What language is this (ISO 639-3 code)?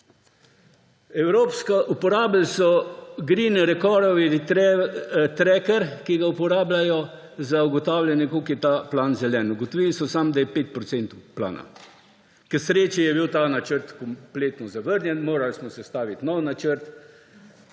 slv